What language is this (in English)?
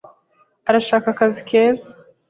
Kinyarwanda